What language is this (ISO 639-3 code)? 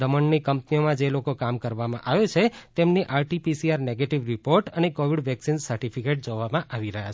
guj